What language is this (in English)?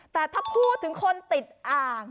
Thai